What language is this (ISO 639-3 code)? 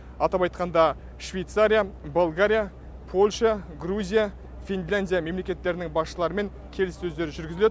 kaz